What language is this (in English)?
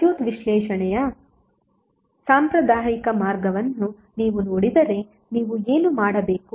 Kannada